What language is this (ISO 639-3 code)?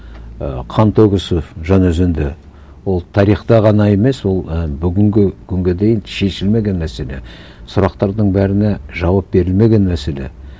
kaz